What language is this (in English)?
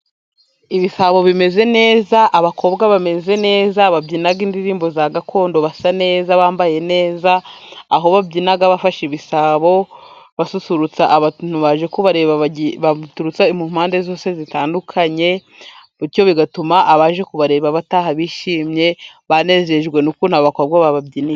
Kinyarwanda